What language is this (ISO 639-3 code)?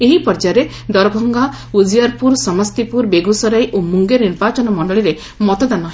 ori